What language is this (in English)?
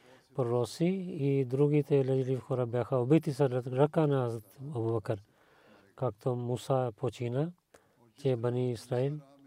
Bulgarian